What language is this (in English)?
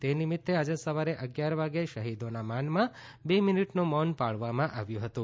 Gujarati